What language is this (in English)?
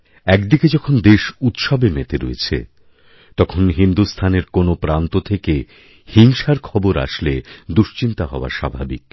Bangla